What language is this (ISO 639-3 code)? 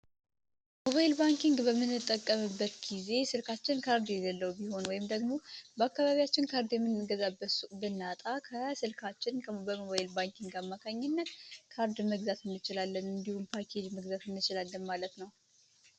amh